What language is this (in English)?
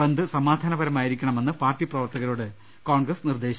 Malayalam